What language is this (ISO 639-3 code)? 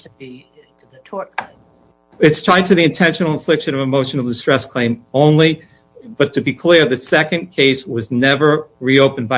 eng